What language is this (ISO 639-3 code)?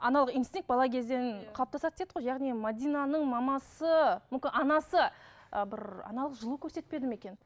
kaz